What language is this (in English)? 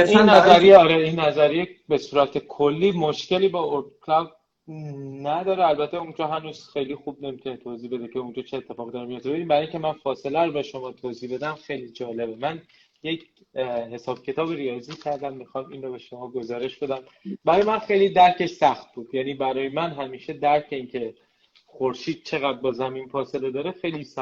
Persian